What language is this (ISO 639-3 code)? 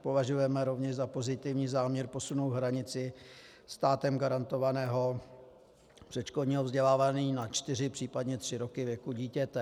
ces